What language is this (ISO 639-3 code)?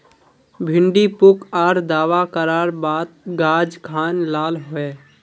mag